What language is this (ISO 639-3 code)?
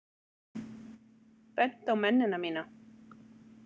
isl